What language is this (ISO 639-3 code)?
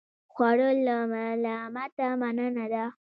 pus